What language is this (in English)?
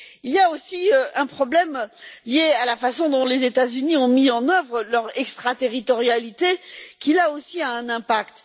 French